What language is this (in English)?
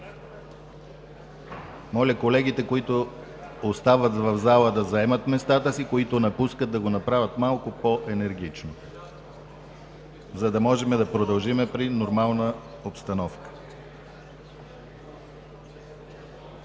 Bulgarian